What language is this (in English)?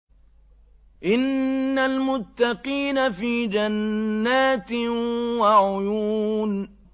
Arabic